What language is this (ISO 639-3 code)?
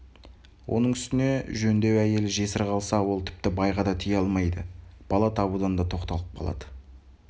kaz